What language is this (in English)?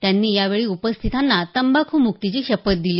Marathi